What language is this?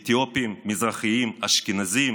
Hebrew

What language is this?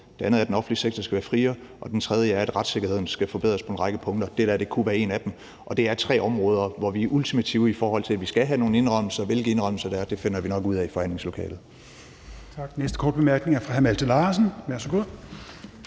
Danish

